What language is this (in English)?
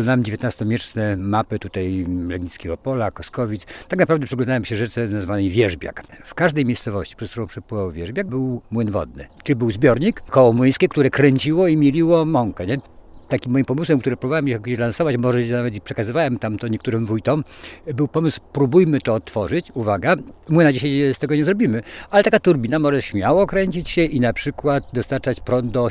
Polish